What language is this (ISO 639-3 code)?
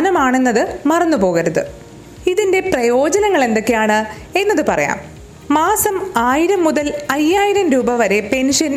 mal